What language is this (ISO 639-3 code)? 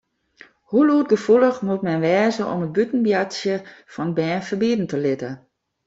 fry